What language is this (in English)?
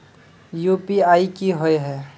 Magahi